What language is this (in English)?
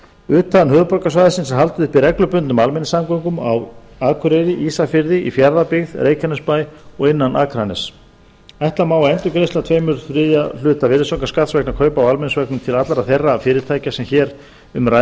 Icelandic